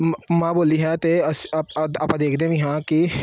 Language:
Punjabi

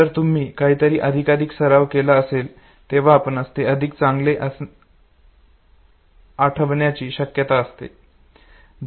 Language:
Marathi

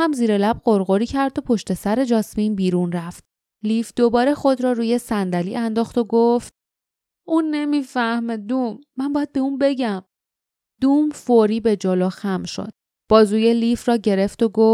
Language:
Persian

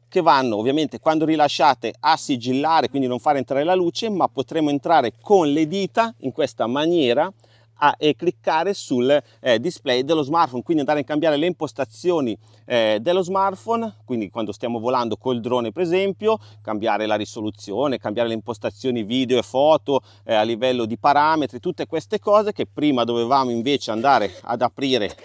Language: Italian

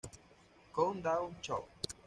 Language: Spanish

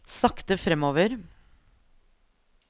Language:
Norwegian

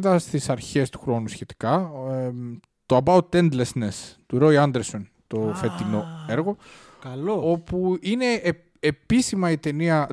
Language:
Greek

